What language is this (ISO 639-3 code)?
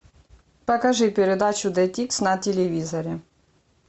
rus